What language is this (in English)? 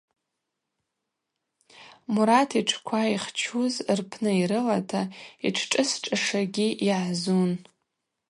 Abaza